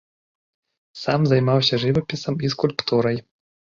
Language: Belarusian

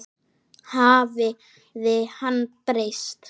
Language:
Icelandic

